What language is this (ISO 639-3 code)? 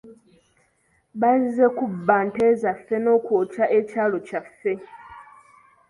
lug